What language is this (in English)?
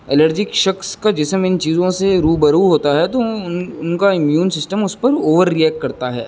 Urdu